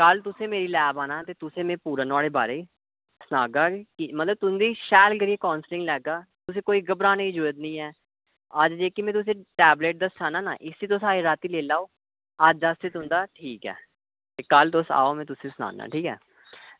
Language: Dogri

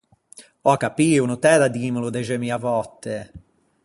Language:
Ligurian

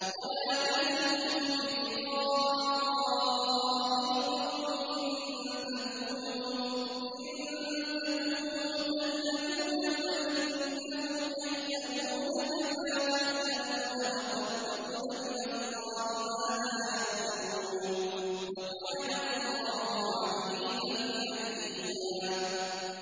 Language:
Arabic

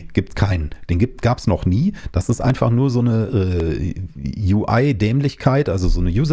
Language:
German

